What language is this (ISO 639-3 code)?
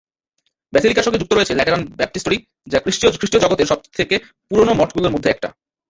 ben